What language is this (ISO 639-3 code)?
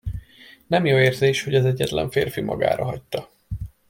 hun